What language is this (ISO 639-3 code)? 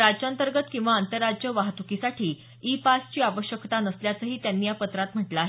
mar